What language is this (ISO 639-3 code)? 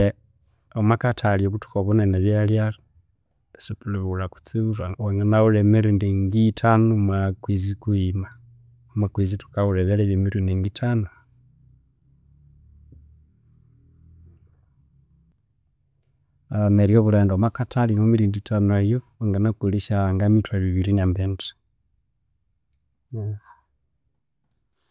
koo